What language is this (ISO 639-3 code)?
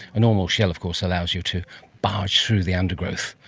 eng